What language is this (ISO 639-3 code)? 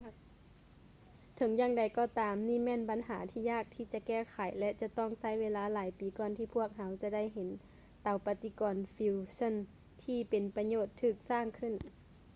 lao